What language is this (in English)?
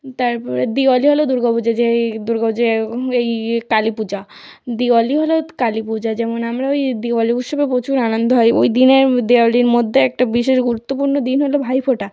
Bangla